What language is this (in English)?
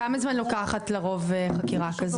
Hebrew